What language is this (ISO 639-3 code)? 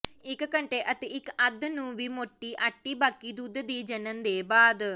pan